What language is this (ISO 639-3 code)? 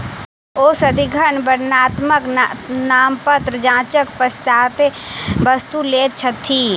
mai